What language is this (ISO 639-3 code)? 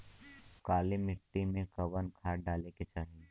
bho